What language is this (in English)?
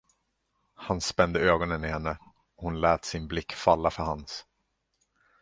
Swedish